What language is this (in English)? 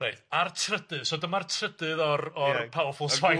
Welsh